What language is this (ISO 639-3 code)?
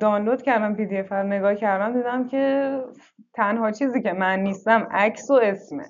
fas